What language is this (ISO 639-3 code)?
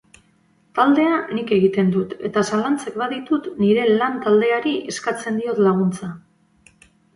eus